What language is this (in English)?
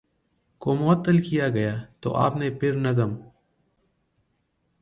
Urdu